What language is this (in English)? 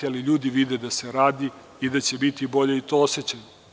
Serbian